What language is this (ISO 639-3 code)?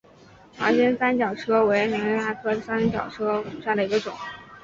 zho